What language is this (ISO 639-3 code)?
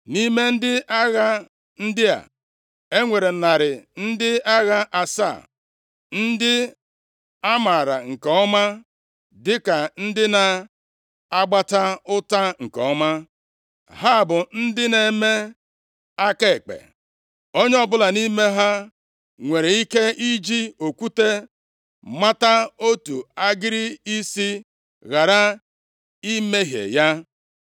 ibo